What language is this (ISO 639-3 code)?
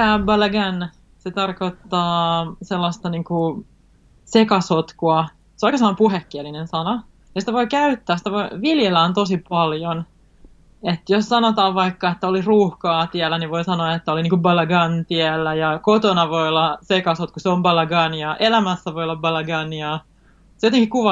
fin